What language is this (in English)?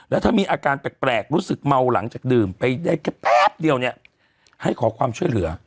Thai